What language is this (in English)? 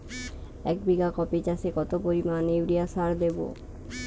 Bangla